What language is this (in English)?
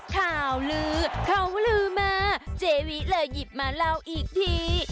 Thai